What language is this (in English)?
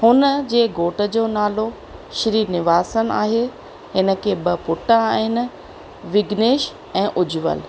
Sindhi